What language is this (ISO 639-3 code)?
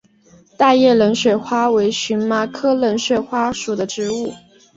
zho